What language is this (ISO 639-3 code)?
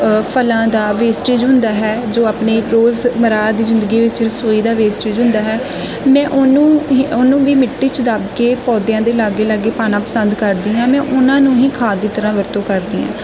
pan